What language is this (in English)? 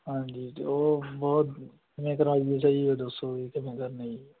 Punjabi